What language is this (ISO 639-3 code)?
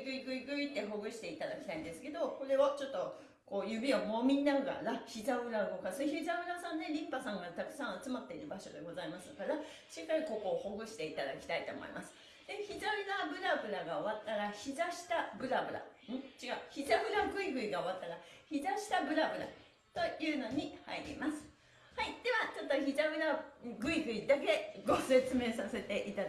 jpn